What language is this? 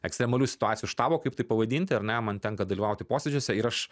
Lithuanian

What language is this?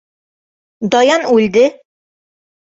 Bashkir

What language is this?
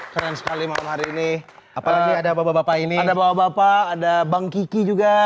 Indonesian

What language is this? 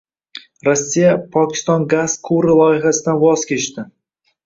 Uzbek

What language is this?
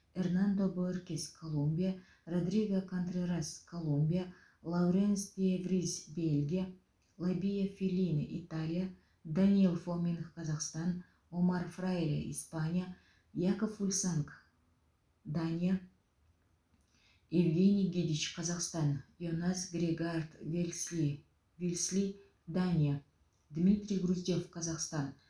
Kazakh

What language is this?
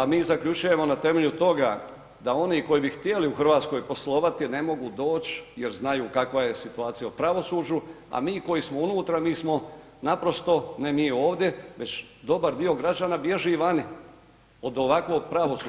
Croatian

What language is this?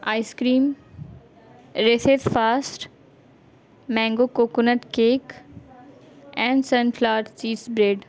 Urdu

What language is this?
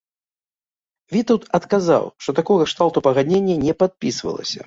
Belarusian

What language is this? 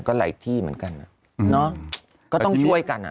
Thai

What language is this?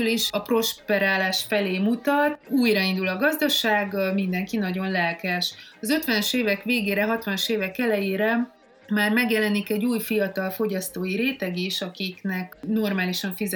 Hungarian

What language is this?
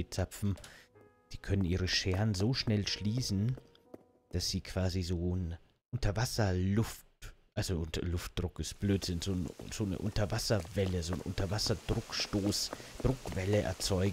German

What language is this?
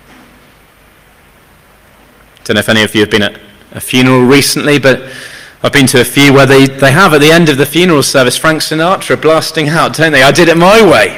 English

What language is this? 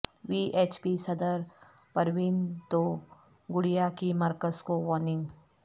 Urdu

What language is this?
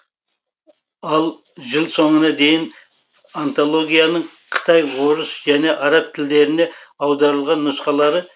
Kazakh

